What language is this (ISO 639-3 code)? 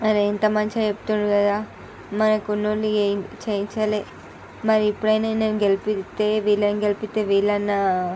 tel